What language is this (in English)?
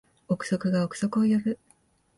Japanese